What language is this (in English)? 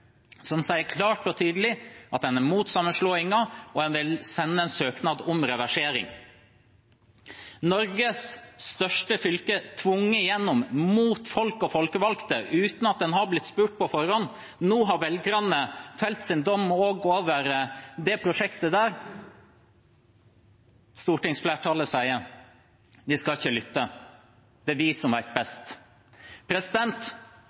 Norwegian Bokmål